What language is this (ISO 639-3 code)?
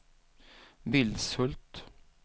swe